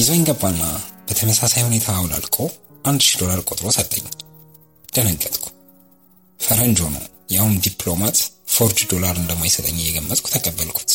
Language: Amharic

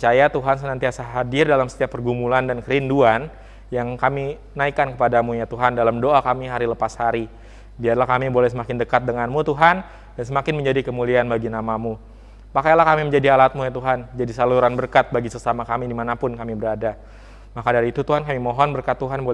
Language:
Indonesian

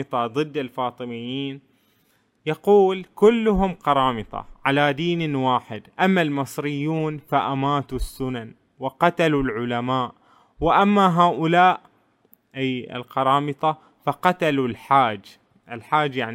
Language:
Arabic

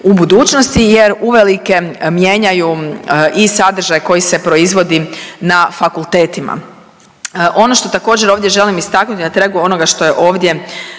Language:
Croatian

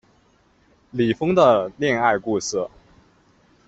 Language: Chinese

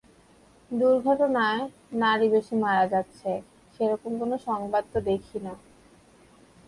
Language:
Bangla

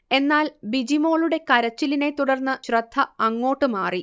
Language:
Malayalam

